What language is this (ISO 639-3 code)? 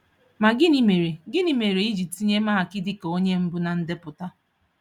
ibo